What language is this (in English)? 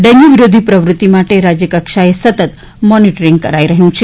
Gujarati